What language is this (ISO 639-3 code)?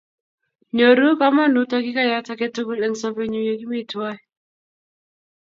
kln